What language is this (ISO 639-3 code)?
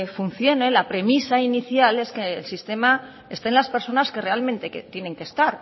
spa